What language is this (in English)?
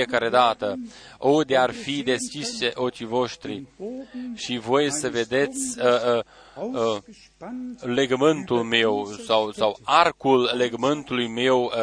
Romanian